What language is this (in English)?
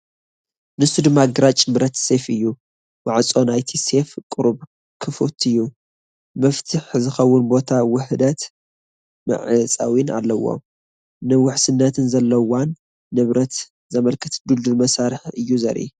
Tigrinya